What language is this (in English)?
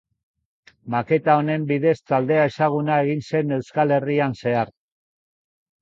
Basque